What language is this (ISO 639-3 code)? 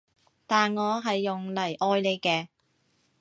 yue